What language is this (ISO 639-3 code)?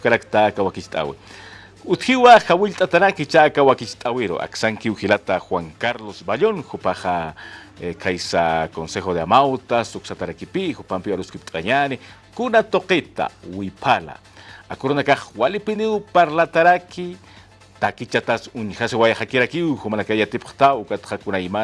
spa